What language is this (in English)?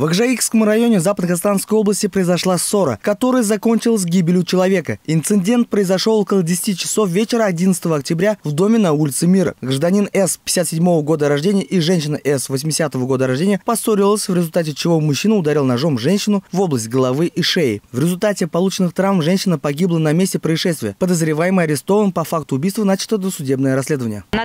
Russian